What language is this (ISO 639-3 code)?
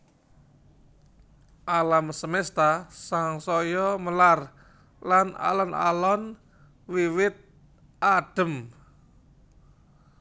jav